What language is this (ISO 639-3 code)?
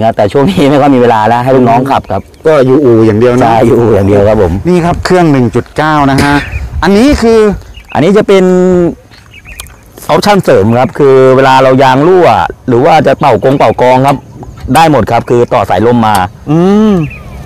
tha